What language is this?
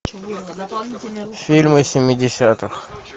Russian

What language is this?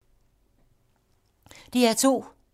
Danish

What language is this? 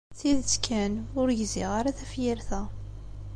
Kabyle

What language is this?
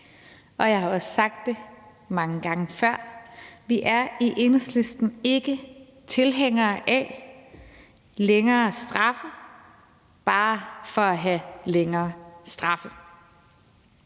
Danish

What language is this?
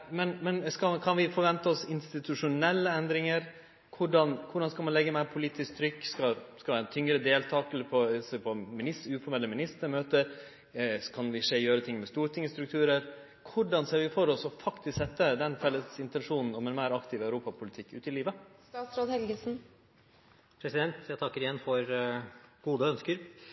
Norwegian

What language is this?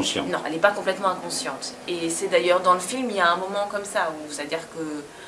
French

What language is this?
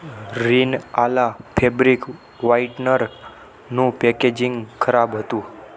Gujarati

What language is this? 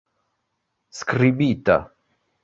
Esperanto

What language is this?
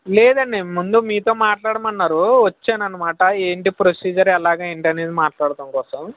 Telugu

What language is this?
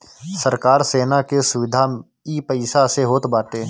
Bhojpuri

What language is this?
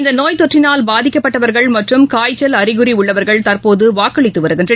Tamil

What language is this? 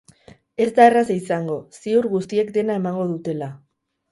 Basque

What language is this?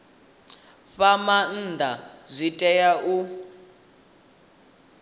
Venda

